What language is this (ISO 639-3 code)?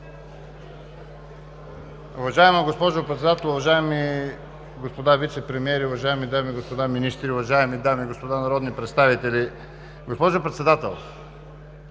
bul